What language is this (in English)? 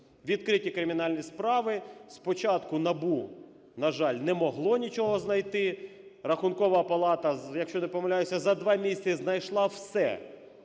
Ukrainian